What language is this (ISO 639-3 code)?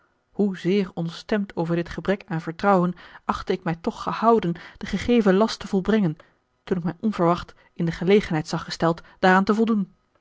nld